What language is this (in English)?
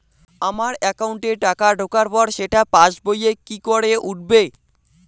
Bangla